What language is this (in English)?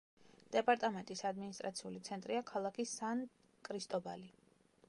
Georgian